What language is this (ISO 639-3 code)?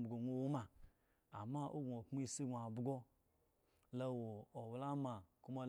ego